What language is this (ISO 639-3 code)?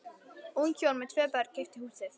isl